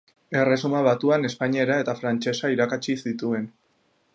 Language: Basque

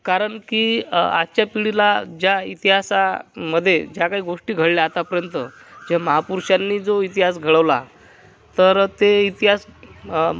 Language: Marathi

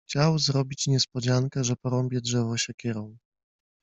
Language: Polish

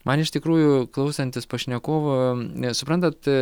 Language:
Lithuanian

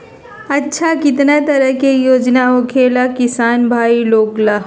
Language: Magahi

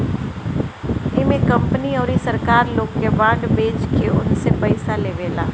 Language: Bhojpuri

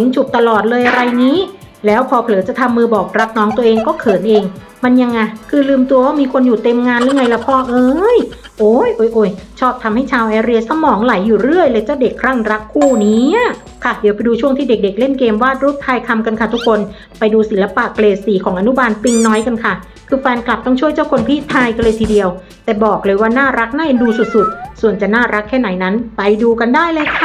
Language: Thai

